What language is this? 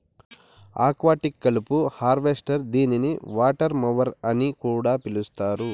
Telugu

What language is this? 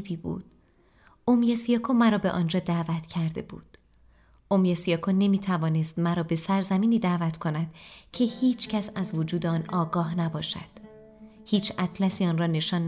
Persian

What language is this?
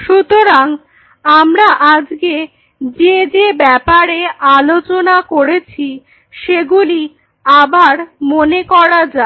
Bangla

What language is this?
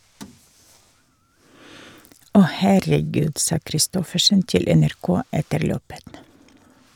Norwegian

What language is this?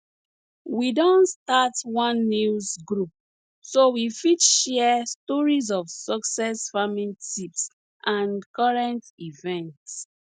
Nigerian Pidgin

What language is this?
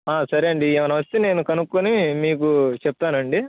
Telugu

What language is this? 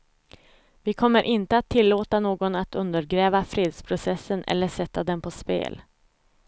Swedish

